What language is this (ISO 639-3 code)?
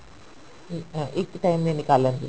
pan